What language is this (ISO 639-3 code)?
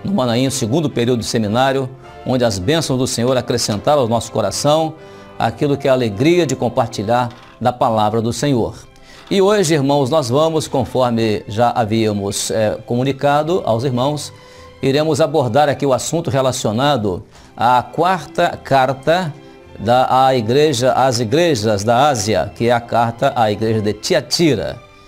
por